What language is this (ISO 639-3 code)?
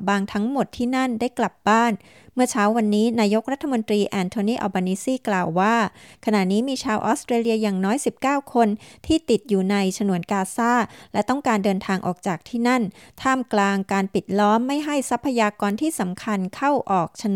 tha